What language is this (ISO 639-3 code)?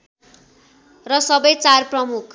nep